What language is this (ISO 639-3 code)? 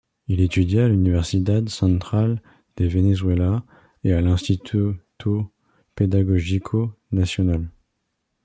fra